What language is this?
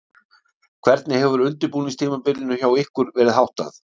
Icelandic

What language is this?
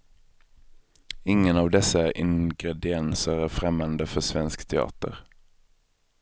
Swedish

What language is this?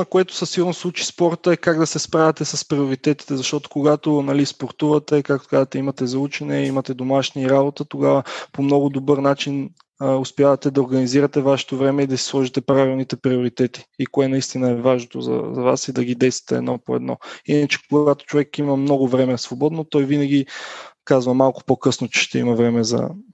Bulgarian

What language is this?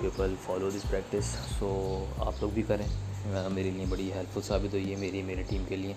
Urdu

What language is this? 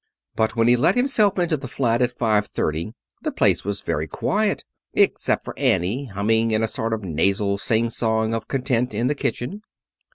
English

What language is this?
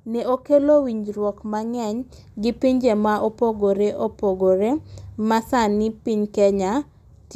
Luo (Kenya and Tanzania)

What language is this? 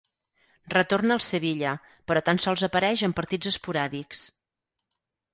Catalan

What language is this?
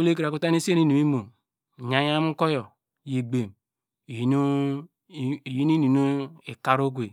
Degema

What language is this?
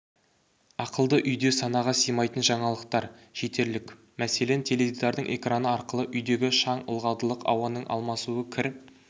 Kazakh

